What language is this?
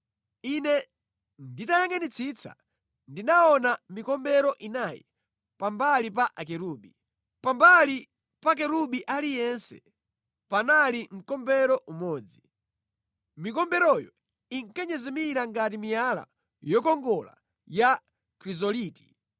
Nyanja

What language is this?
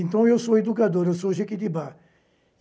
Portuguese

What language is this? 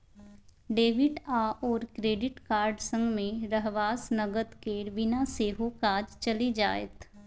Maithili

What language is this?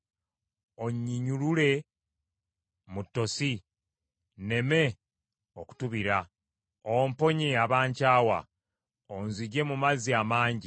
Ganda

